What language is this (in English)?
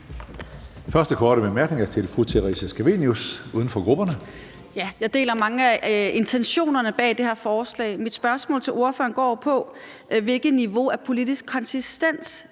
Danish